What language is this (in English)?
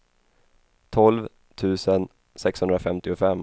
Swedish